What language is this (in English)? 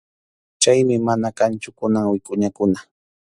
Arequipa-La Unión Quechua